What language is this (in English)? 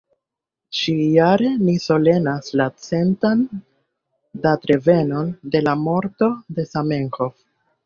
Esperanto